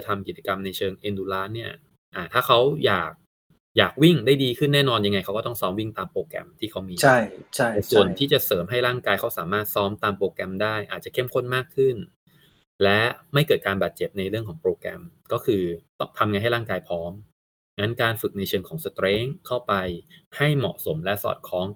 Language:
Thai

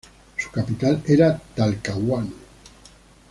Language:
Spanish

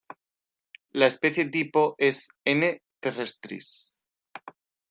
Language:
Spanish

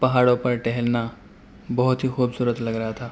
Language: Urdu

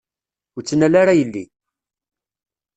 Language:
Kabyle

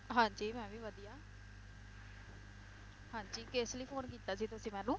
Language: Punjabi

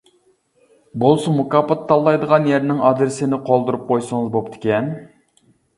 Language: Uyghur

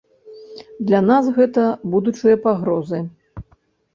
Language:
Belarusian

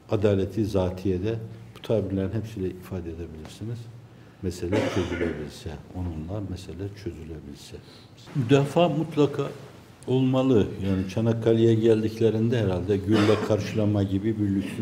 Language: Turkish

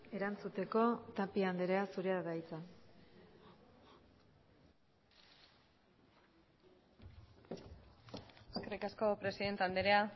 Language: Basque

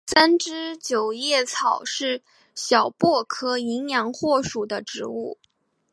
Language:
Chinese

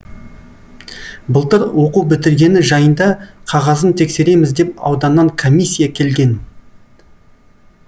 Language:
Kazakh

